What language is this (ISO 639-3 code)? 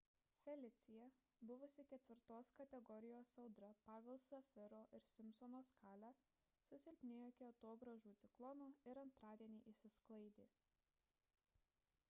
lit